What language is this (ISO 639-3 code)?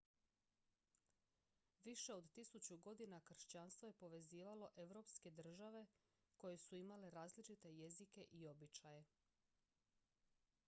hrv